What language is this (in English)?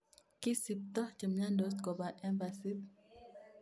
Kalenjin